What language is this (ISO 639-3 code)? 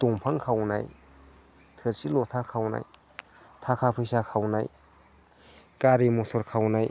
brx